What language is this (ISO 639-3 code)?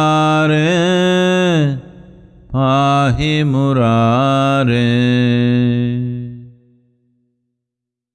fra